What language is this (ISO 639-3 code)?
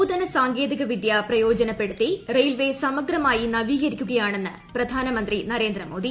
mal